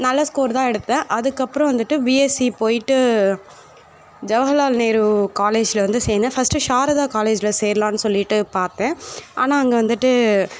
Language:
Tamil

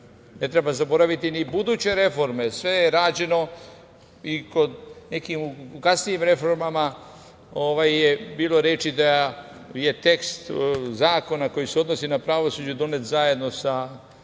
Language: Serbian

